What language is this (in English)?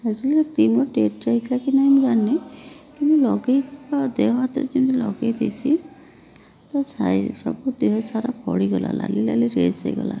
Odia